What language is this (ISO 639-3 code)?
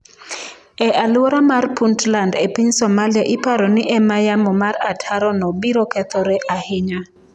luo